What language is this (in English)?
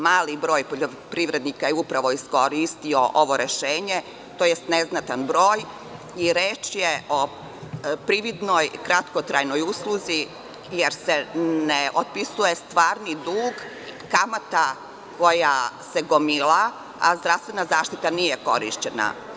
Serbian